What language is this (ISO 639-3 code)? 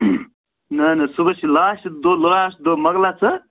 kas